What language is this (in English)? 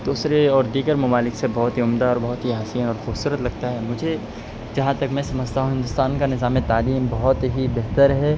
Urdu